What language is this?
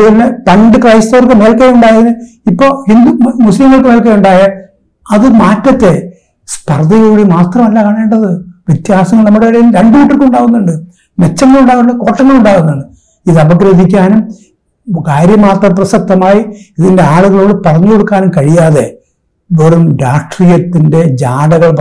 Malayalam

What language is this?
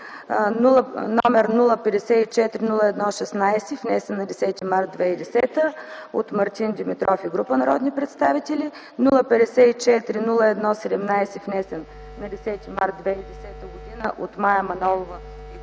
Bulgarian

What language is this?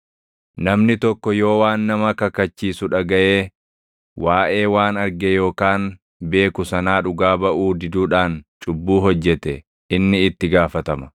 Oromo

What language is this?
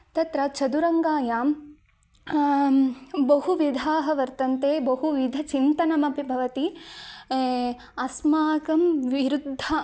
Sanskrit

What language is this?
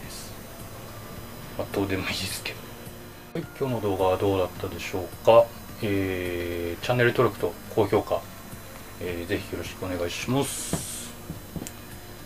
Japanese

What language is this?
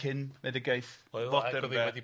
Welsh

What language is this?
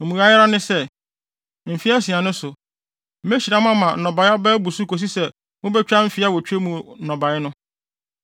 Akan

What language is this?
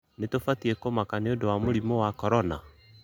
Kikuyu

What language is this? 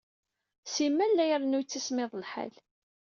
Kabyle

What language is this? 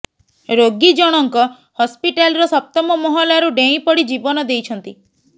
Odia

